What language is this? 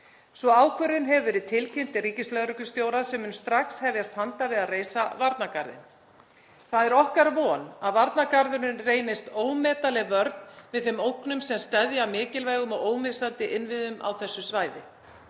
Icelandic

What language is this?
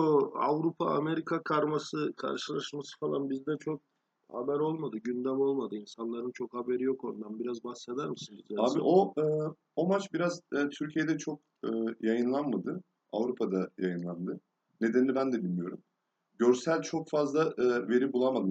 Turkish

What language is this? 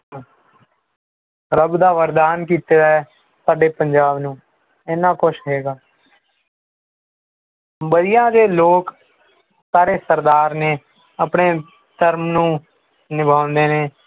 Punjabi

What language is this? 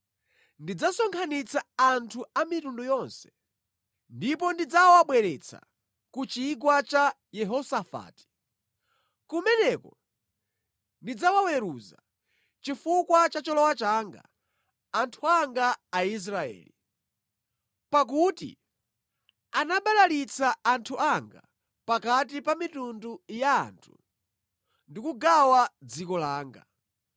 Nyanja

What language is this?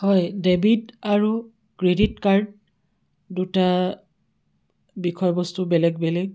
Assamese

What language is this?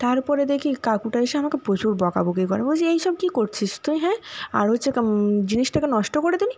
Bangla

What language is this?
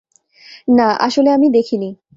Bangla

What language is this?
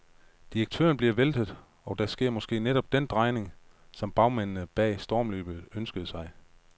Danish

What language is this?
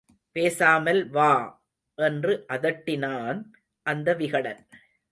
Tamil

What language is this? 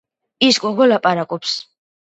Georgian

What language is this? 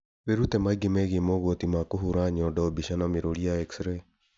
Kikuyu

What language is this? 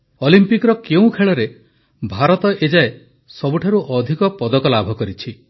Odia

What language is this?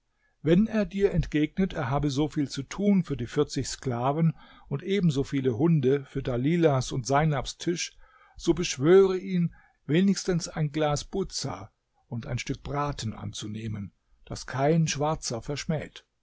German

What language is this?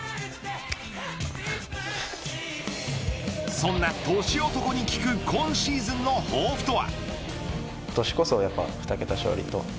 Japanese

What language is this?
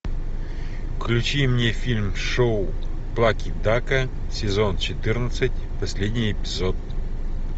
Russian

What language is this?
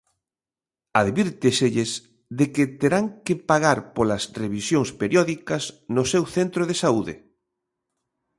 Galician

